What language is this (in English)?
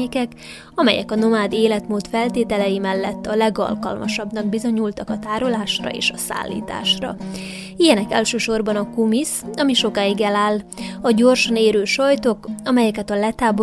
Hungarian